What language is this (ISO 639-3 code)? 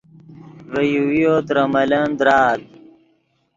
ydg